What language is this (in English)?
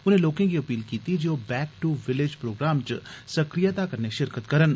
Dogri